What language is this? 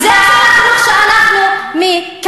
Hebrew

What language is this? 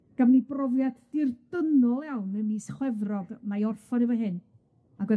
Welsh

